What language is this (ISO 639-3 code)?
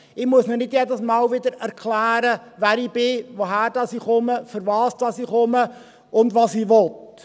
gsw